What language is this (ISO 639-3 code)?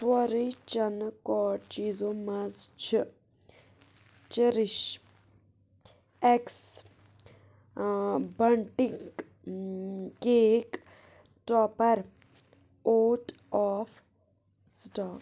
kas